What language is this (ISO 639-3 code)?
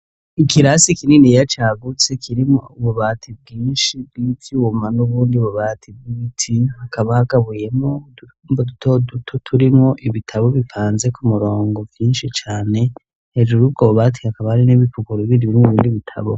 run